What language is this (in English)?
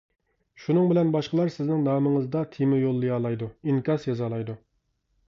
Uyghur